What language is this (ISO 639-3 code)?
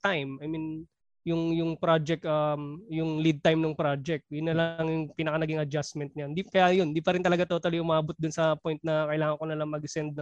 fil